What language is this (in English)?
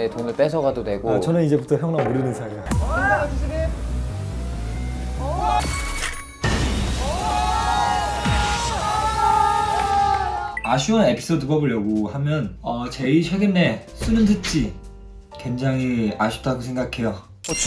Korean